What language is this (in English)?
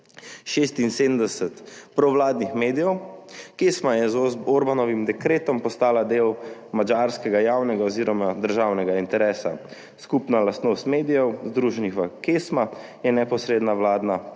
Slovenian